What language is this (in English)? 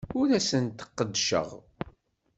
Kabyle